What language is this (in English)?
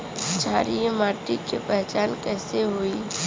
Bhojpuri